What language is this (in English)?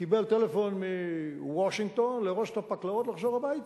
Hebrew